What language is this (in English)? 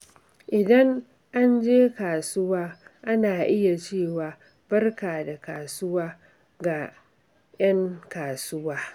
Hausa